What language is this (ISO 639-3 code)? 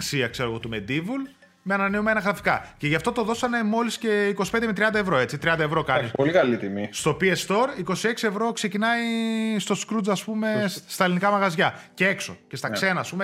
ell